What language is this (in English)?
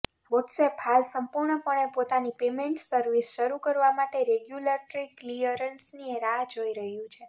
Gujarati